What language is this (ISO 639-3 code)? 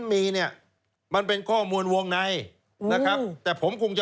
tha